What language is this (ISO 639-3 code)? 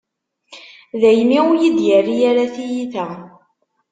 kab